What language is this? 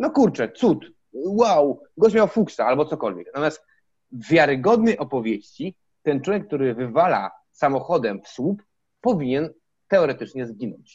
Polish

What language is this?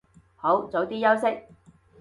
Cantonese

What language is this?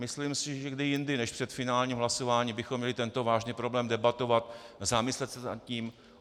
Czech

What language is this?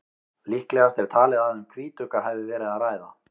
Icelandic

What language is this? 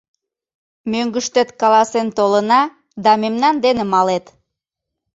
Mari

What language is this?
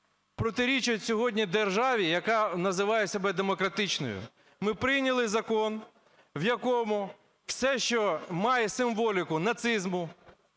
Ukrainian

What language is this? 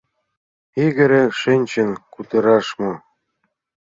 Mari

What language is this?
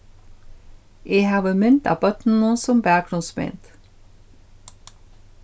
Faroese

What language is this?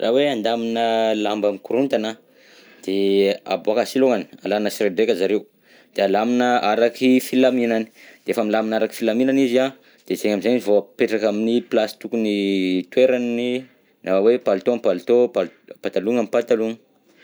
Southern Betsimisaraka Malagasy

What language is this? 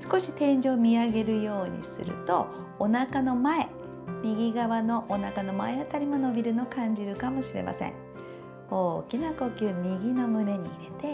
Japanese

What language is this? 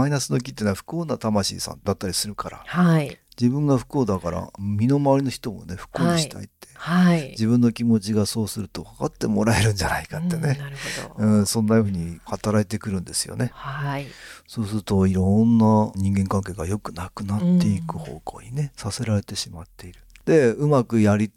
Japanese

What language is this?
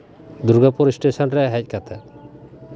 Santali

